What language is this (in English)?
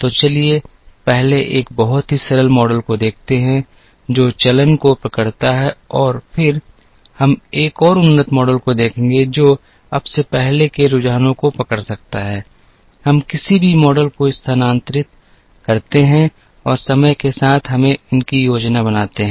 Hindi